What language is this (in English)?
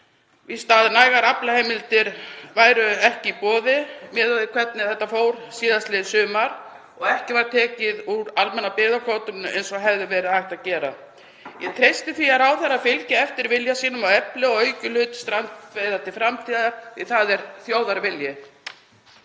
Icelandic